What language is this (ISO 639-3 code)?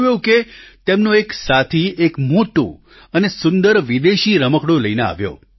guj